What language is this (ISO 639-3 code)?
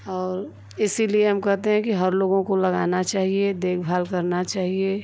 hin